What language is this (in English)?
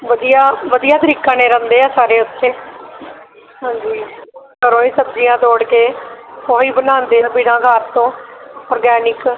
Punjabi